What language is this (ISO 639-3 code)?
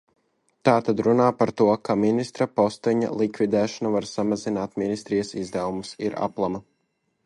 lav